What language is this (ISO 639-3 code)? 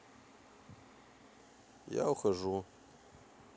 rus